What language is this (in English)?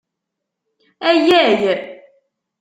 Kabyle